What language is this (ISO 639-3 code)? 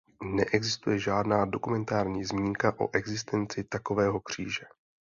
ces